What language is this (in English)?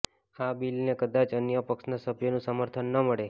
Gujarati